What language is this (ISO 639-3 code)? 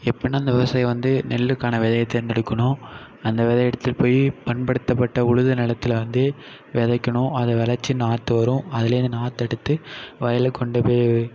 tam